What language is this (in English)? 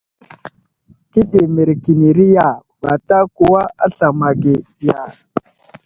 Wuzlam